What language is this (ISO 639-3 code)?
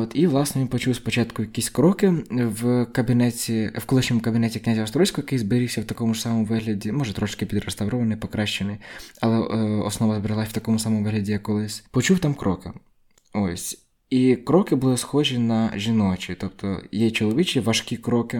ukr